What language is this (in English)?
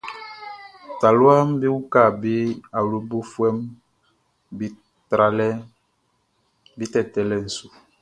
Baoulé